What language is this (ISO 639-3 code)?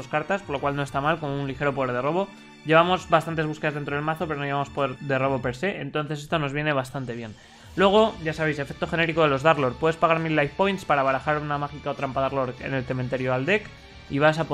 spa